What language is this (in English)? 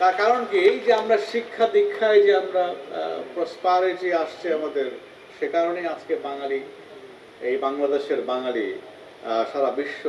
Bangla